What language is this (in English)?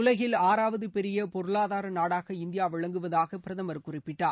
Tamil